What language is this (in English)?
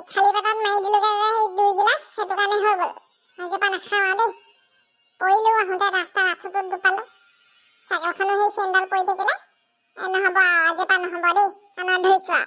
Indonesian